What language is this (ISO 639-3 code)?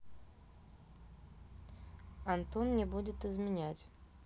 rus